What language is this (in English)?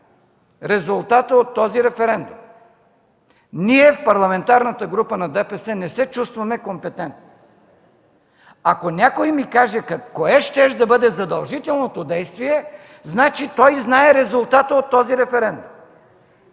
Bulgarian